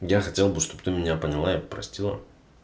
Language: Russian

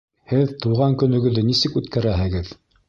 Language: Bashkir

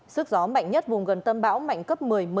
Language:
Vietnamese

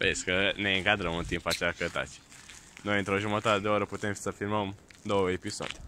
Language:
Romanian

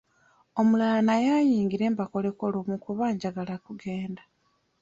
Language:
Ganda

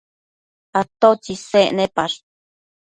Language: Matsés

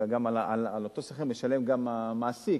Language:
Hebrew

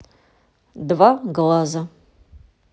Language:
Russian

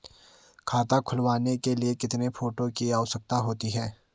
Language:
Hindi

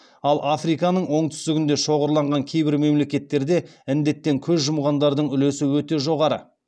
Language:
Kazakh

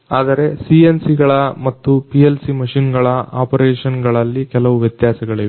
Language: Kannada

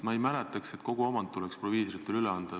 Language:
Estonian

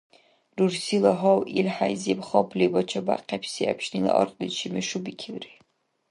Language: Dargwa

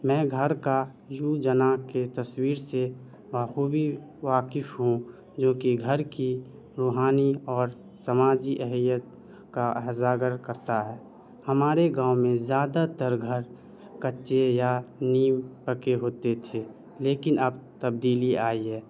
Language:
Urdu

